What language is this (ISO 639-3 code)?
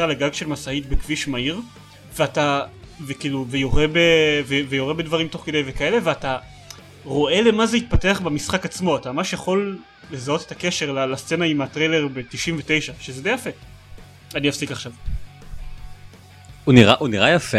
heb